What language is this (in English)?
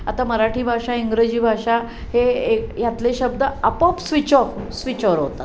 Marathi